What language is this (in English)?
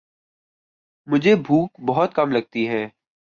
Urdu